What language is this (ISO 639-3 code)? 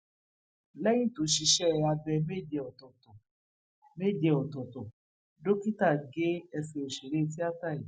yor